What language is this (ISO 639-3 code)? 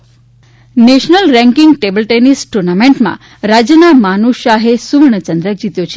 guj